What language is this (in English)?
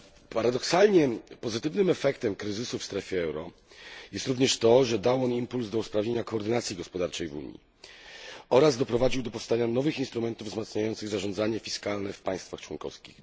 Polish